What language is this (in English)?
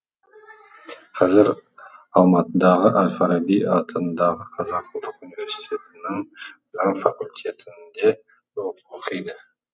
Kazakh